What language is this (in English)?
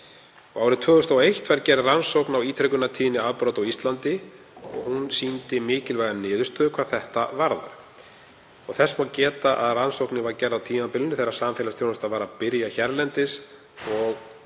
Icelandic